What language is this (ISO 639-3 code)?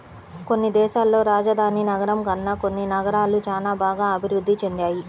tel